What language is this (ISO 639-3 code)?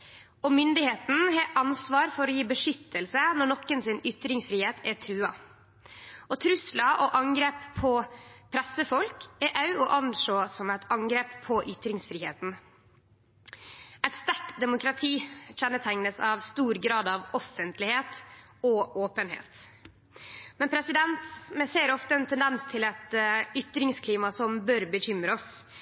nno